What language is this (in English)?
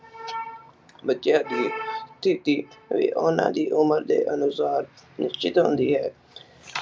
Punjabi